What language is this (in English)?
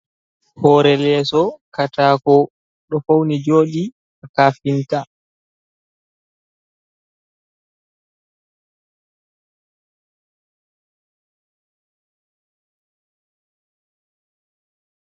Fula